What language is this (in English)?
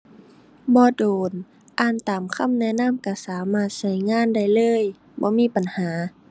Thai